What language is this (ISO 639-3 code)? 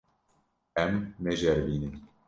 kur